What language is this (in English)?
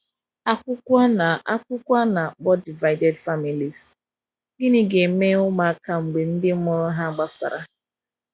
Igbo